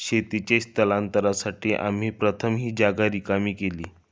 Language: Marathi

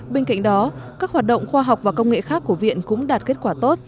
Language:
Vietnamese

